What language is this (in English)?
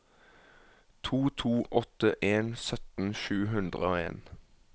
Norwegian